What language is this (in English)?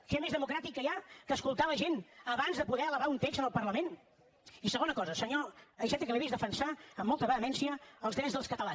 Catalan